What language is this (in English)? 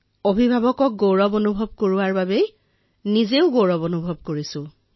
Assamese